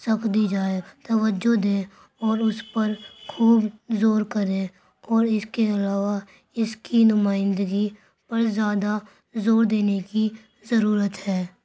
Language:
Urdu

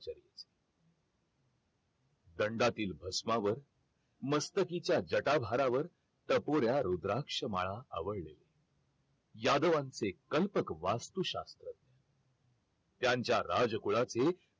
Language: Marathi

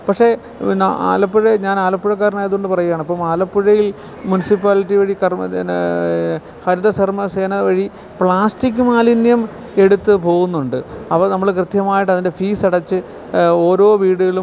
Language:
Malayalam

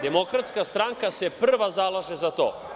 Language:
Serbian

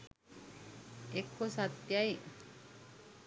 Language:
Sinhala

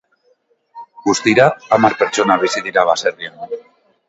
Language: Basque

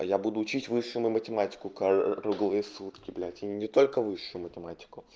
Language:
Russian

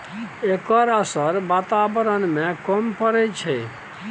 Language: Maithili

